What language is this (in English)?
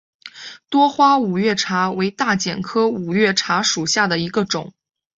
Chinese